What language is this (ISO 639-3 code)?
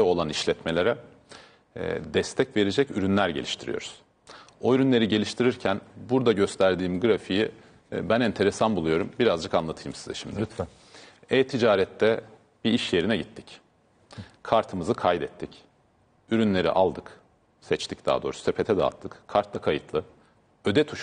tur